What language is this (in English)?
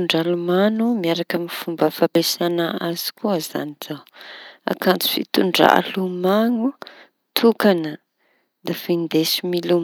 Tanosy Malagasy